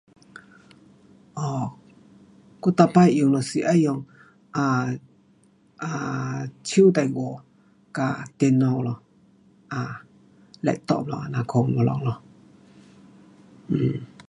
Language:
Pu-Xian Chinese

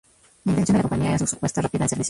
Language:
Spanish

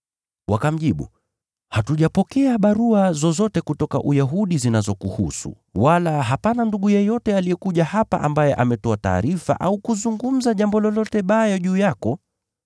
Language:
Swahili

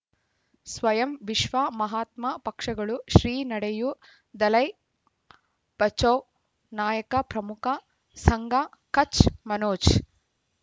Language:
Kannada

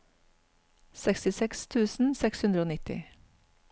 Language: Norwegian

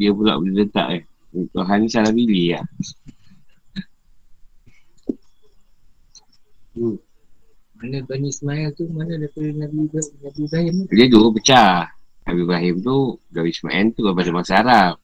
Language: Malay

